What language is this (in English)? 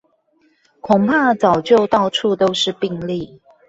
Chinese